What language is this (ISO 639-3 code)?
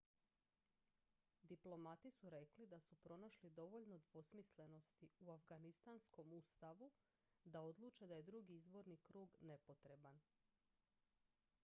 hrv